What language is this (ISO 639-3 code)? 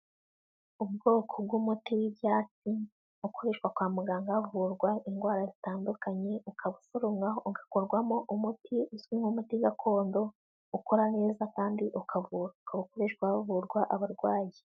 kin